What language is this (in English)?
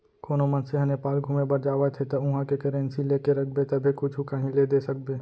Chhattisgarhi